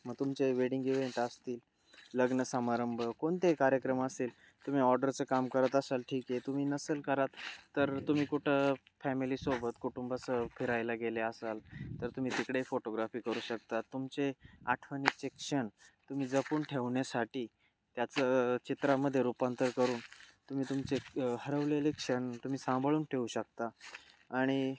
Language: Marathi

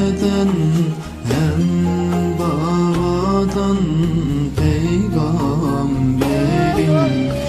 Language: Arabic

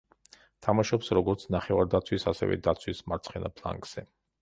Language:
Georgian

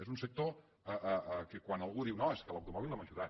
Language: Catalan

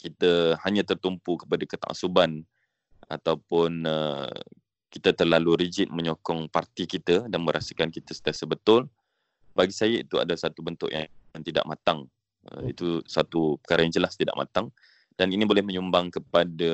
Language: Malay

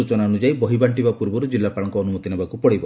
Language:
Odia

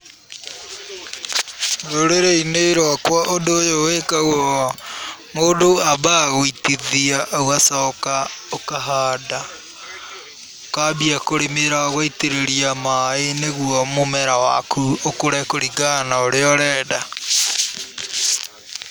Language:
Kikuyu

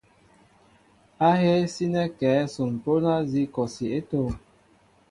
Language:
Mbo (Cameroon)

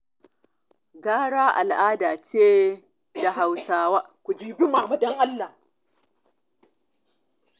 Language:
Hausa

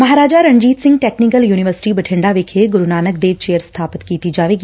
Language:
Punjabi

